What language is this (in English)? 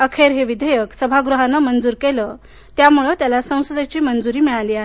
Marathi